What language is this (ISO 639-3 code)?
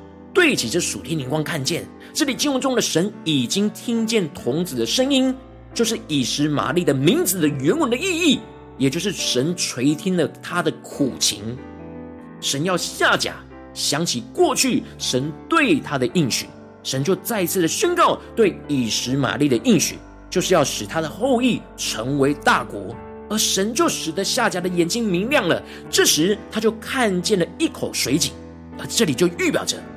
zho